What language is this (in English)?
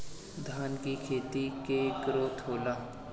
Bhojpuri